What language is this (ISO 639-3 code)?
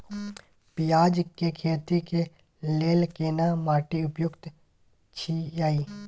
mai